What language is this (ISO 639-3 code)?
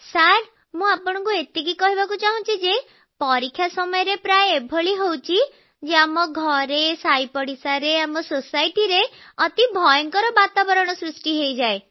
ori